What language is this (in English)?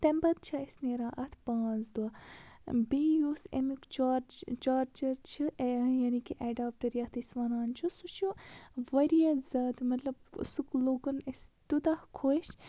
Kashmiri